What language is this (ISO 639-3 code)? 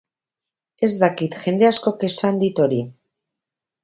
eus